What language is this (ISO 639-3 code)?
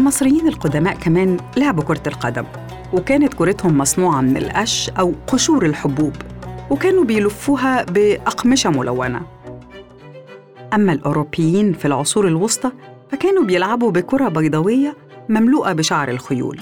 ara